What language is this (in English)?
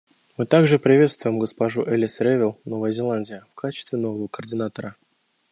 Russian